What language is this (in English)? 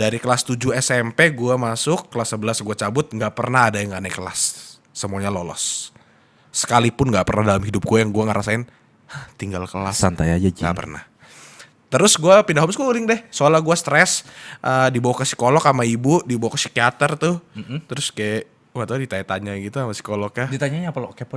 Indonesian